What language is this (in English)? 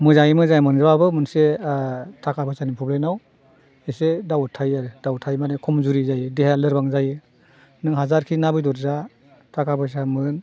Bodo